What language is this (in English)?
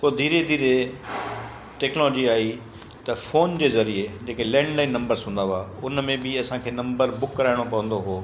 Sindhi